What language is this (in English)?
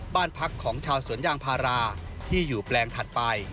Thai